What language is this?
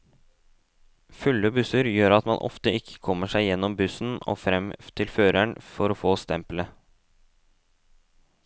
Norwegian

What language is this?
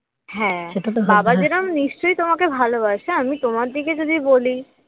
Bangla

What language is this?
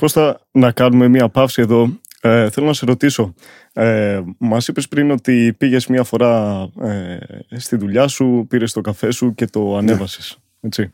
Greek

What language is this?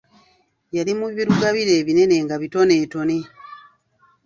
Ganda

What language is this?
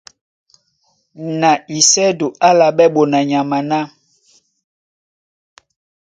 Duala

